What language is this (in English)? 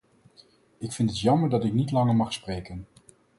Dutch